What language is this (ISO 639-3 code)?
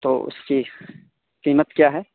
urd